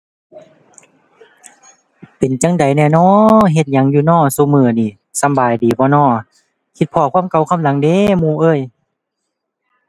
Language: Thai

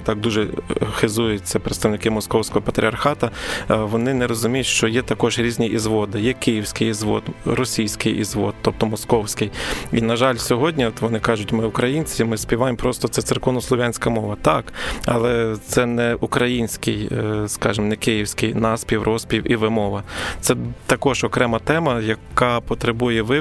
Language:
Ukrainian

